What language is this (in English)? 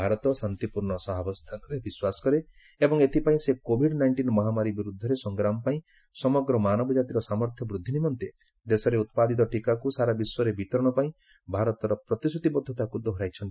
Odia